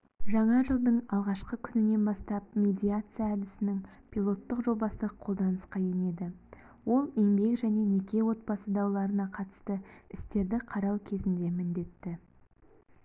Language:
Kazakh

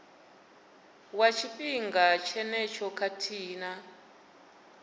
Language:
Venda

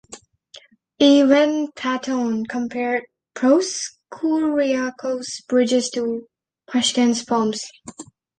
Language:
English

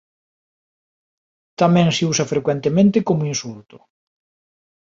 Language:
Galician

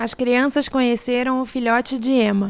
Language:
Portuguese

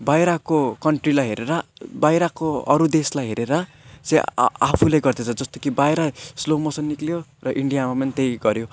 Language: Nepali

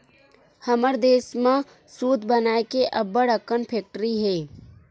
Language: Chhattisgarhi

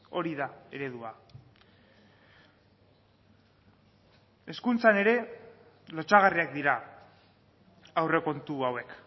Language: Basque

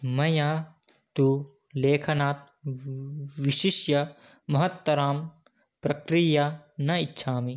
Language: Sanskrit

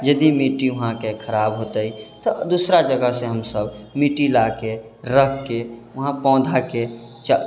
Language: Maithili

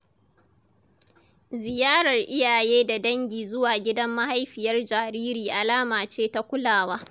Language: Hausa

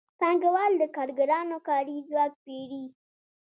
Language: Pashto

